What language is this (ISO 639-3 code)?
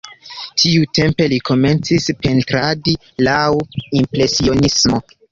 epo